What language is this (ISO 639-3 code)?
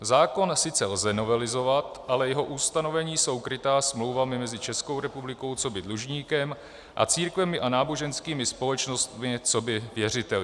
ces